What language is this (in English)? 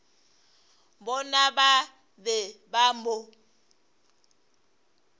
Northern Sotho